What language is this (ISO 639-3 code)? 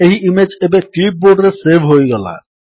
ori